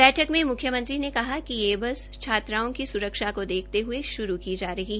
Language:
Hindi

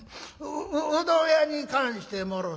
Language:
Japanese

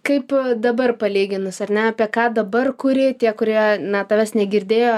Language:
Lithuanian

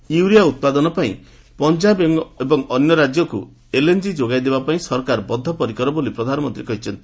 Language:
Odia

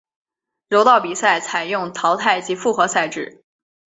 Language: Chinese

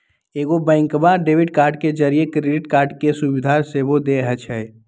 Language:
Magahi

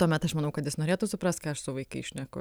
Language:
Lithuanian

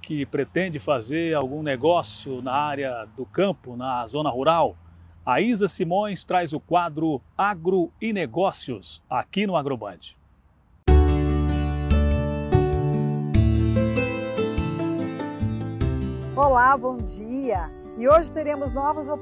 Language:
Portuguese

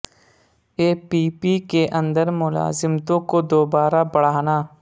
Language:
Urdu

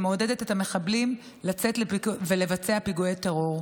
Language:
Hebrew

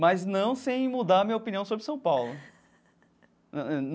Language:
Portuguese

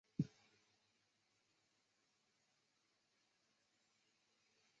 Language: Chinese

